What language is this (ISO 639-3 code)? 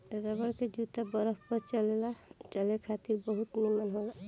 bho